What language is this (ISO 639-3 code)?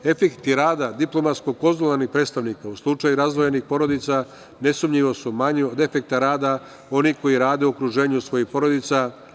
srp